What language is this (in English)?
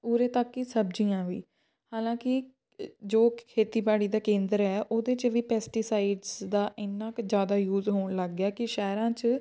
Punjabi